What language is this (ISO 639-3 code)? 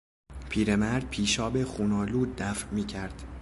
fas